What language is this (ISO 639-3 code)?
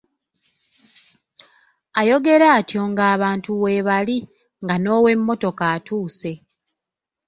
lug